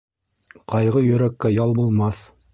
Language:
Bashkir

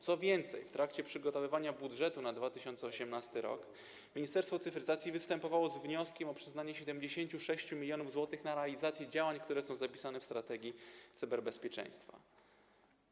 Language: Polish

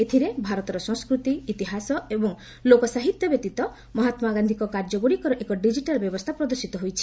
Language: Odia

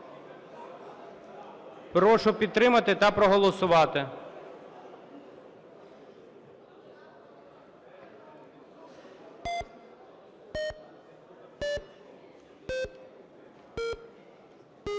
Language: Ukrainian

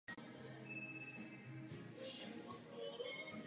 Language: Czech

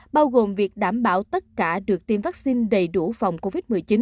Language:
Vietnamese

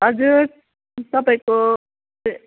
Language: Nepali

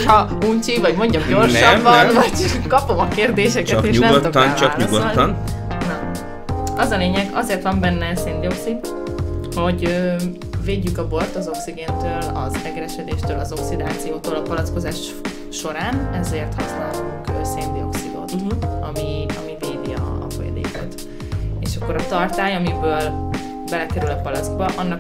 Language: Hungarian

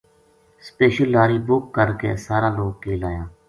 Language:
Gujari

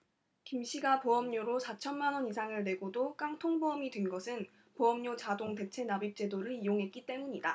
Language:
Korean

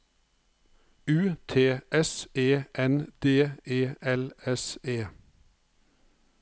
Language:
Norwegian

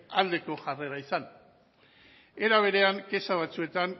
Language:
Basque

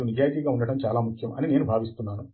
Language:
Telugu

